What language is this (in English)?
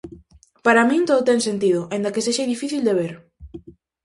Galician